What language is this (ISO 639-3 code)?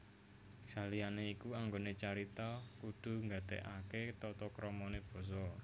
jav